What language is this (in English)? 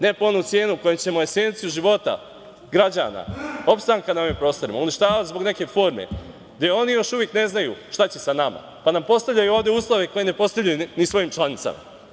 Serbian